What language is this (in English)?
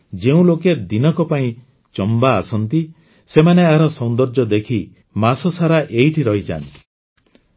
Odia